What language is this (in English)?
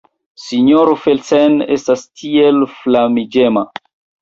Esperanto